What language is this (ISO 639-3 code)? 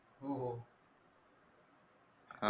mar